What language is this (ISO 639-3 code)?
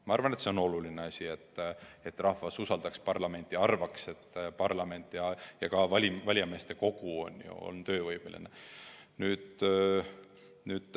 est